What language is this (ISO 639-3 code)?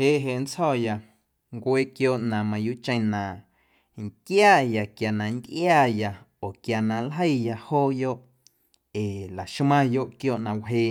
amu